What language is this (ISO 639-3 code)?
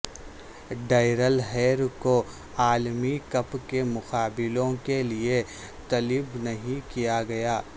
urd